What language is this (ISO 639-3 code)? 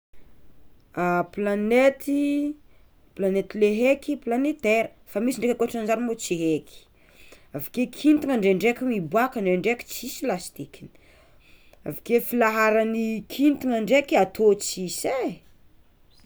xmw